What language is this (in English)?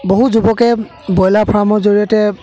Assamese